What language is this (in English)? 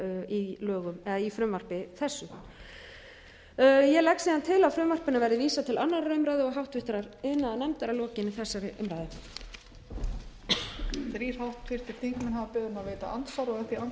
Icelandic